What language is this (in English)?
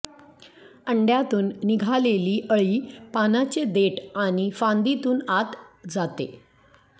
Marathi